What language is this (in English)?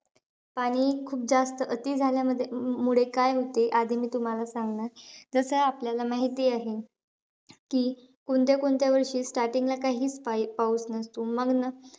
Marathi